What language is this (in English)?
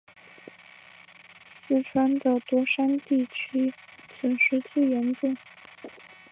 Chinese